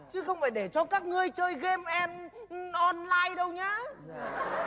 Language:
Vietnamese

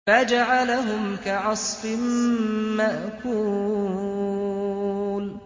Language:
Arabic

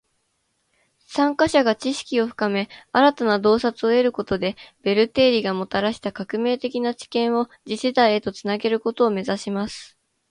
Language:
Japanese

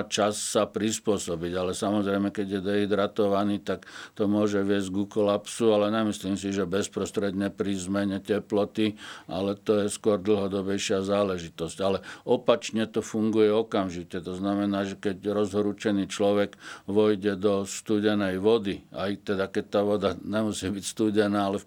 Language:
Slovak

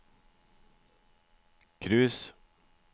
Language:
Norwegian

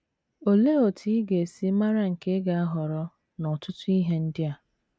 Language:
Igbo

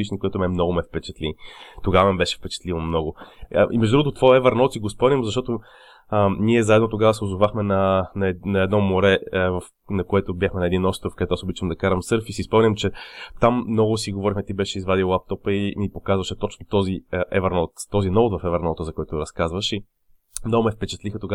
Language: Bulgarian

